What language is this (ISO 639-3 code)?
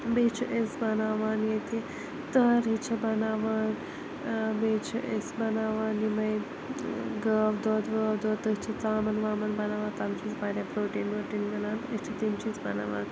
kas